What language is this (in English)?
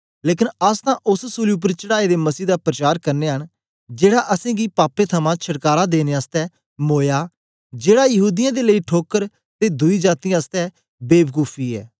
Dogri